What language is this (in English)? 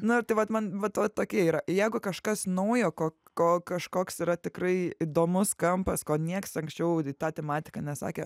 Lithuanian